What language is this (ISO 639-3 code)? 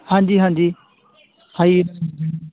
pan